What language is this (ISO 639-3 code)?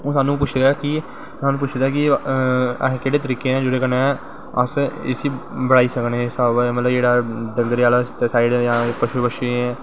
doi